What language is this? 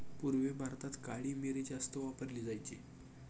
Marathi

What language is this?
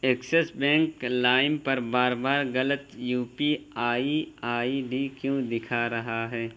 Urdu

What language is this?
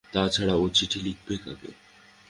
Bangla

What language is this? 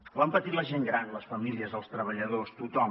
Catalan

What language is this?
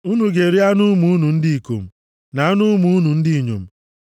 Igbo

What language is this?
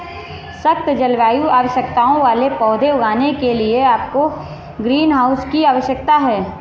Hindi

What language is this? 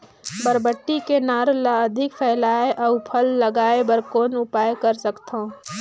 Chhattisgarhi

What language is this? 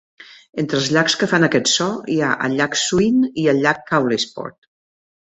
Catalan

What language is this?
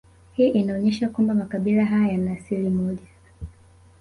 Swahili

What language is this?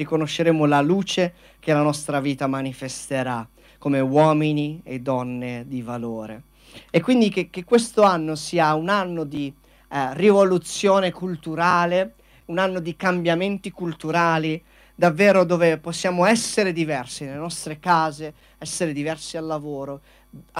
Italian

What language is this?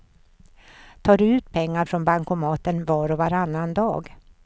Swedish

